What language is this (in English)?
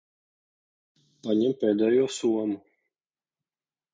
Latvian